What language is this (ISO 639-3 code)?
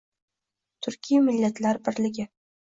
uzb